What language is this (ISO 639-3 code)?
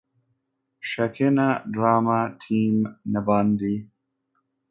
kin